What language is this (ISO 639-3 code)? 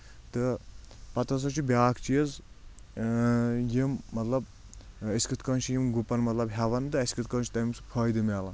kas